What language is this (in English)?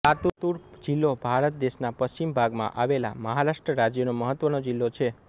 Gujarati